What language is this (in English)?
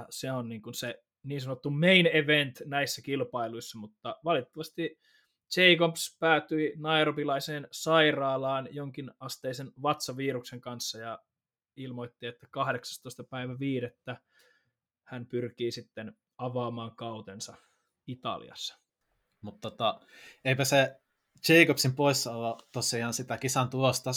Finnish